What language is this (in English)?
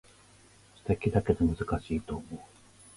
Japanese